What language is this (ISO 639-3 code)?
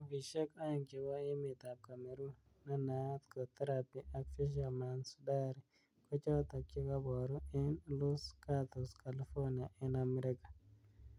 kln